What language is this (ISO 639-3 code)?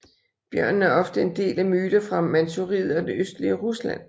dan